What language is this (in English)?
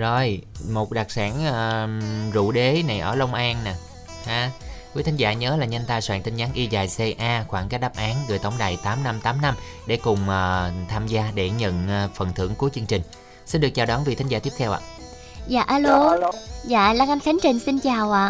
Vietnamese